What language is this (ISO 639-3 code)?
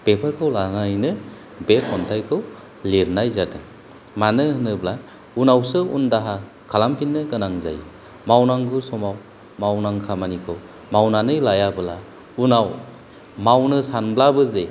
brx